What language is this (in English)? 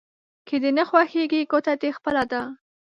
Pashto